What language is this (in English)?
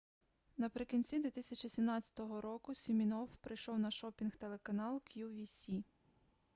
Ukrainian